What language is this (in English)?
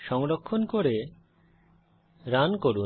Bangla